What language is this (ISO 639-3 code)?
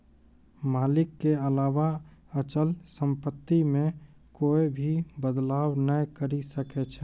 mai